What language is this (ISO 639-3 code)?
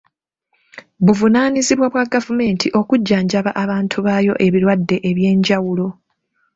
lug